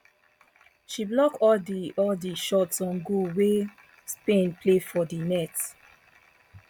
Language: Nigerian Pidgin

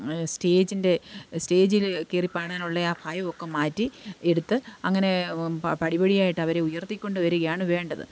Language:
Malayalam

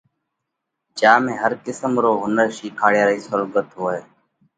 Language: Parkari Koli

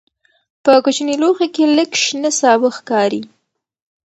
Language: Pashto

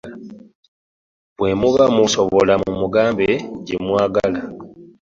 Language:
Ganda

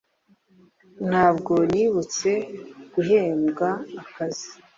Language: Kinyarwanda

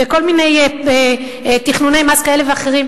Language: Hebrew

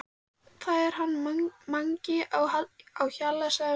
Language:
Icelandic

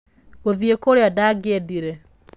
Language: Kikuyu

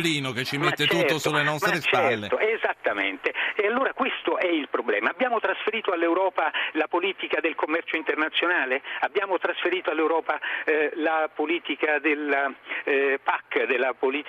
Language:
Italian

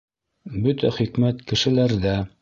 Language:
Bashkir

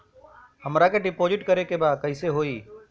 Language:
Bhojpuri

